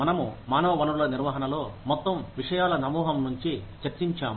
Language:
Telugu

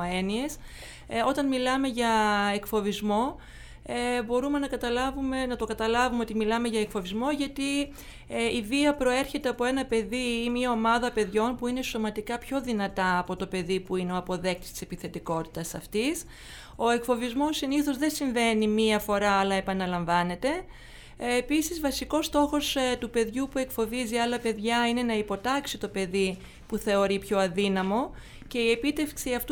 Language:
Greek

